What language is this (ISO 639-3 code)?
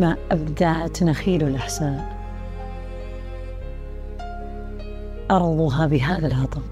ara